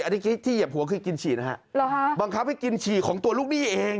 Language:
Thai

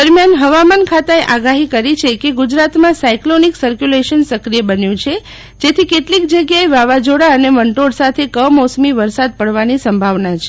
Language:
Gujarati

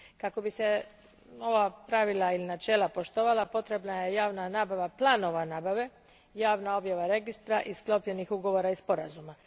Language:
Croatian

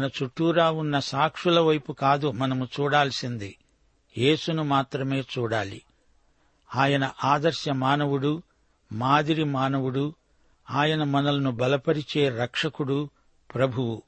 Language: Telugu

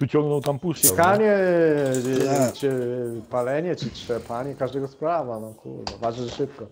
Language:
Polish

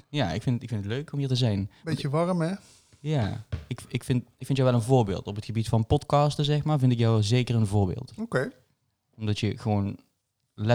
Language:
Dutch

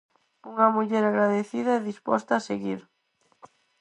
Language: Galician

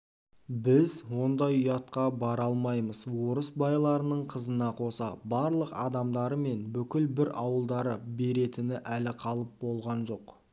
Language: Kazakh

